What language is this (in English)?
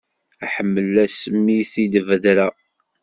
Kabyle